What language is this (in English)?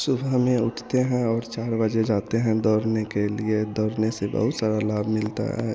Hindi